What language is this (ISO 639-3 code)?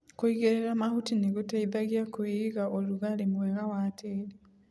kik